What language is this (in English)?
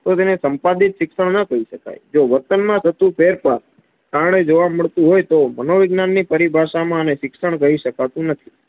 Gujarati